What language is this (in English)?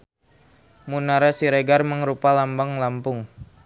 Sundanese